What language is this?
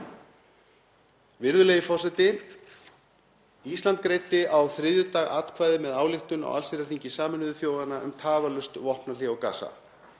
Icelandic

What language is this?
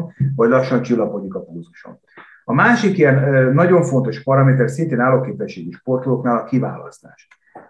Hungarian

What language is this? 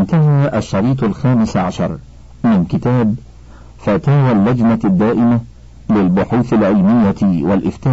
Arabic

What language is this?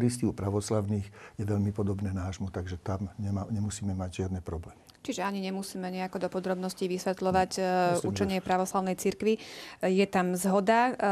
Slovak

